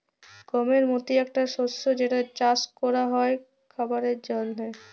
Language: Bangla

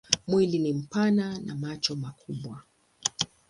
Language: Swahili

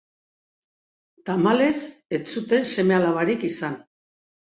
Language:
Basque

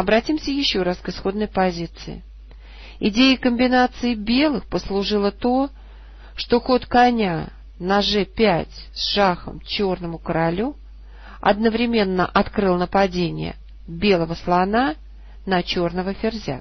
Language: Russian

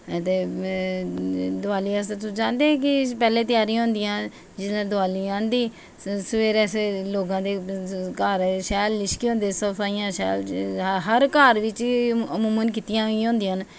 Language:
Dogri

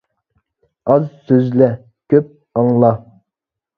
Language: Uyghur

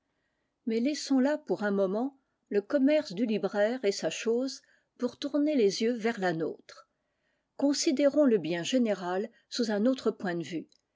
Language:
French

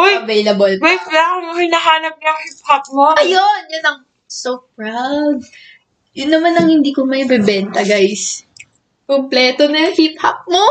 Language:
Filipino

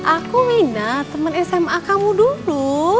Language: Indonesian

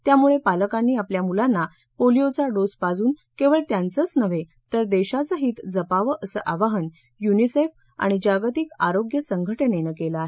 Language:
Marathi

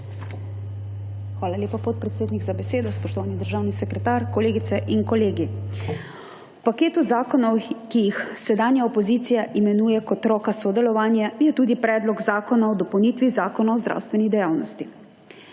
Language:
Slovenian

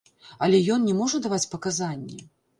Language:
Belarusian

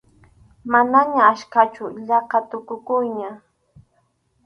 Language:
Arequipa-La Unión Quechua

